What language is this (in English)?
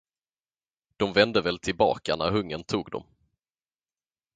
Swedish